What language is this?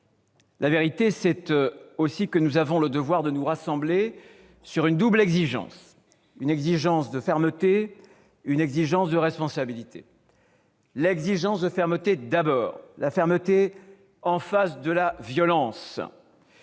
French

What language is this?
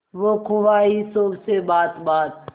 Hindi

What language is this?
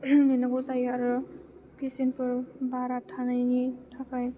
Bodo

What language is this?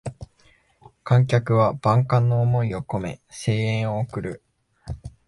Japanese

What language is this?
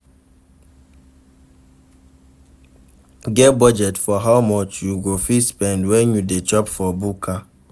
Nigerian Pidgin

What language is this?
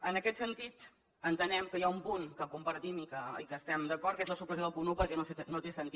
Catalan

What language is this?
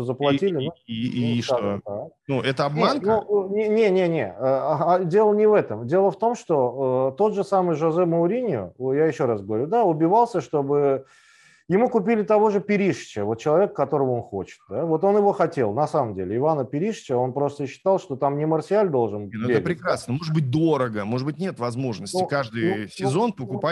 Russian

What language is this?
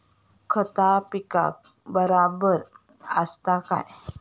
Marathi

